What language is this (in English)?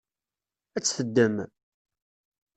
Kabyle